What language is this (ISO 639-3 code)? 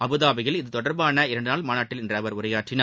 tam